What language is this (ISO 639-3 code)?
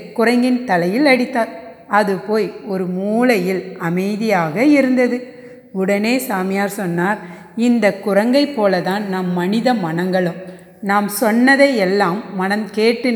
tam